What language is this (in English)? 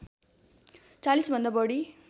Nepali